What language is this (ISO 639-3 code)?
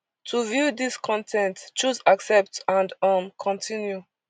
pcm